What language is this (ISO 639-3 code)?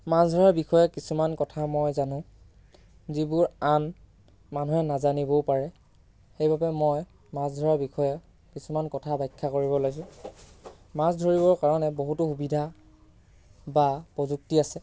asm